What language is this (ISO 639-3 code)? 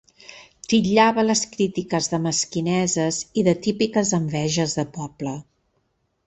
cat